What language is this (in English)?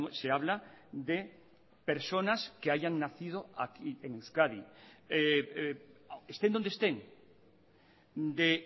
Spanish